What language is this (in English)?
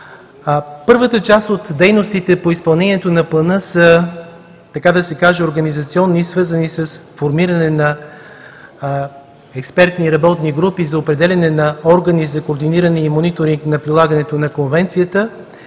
Bulgarian